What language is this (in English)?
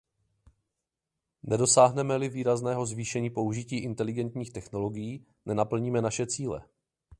Czech